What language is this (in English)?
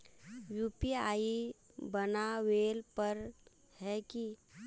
Magahi